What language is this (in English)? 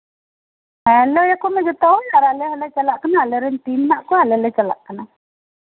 Santali